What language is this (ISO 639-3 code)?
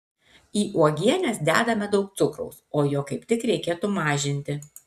lit